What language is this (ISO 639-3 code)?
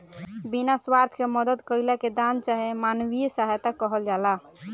bho